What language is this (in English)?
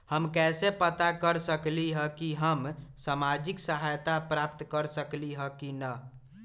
Magahi